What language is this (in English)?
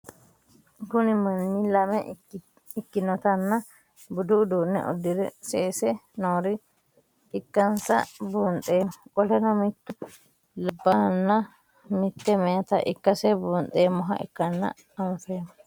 Sidamo